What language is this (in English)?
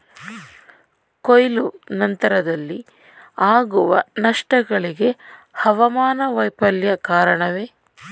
Kannada